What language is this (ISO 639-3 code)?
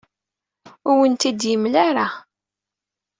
kab